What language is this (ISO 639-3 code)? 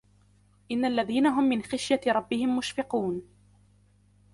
ara